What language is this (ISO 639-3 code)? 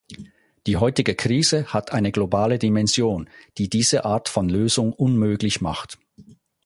deu